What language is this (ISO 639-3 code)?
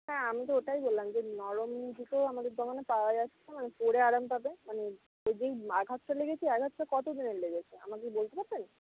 ben